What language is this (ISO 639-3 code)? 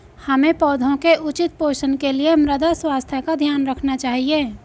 hin